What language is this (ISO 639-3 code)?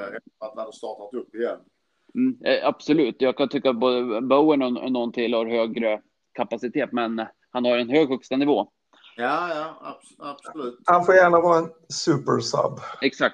swe